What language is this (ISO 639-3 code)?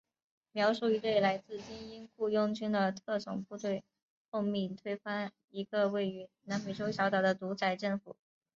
zho